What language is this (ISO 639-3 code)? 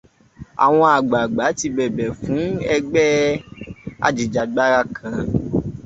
yor